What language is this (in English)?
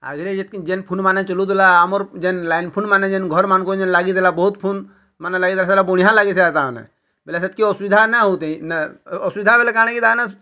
Odia